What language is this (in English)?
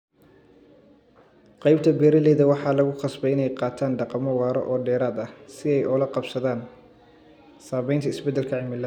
Somali